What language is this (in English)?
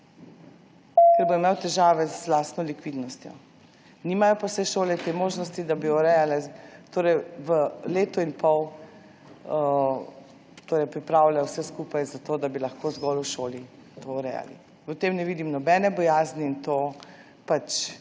Slovenian